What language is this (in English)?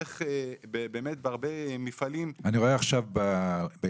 Hebrew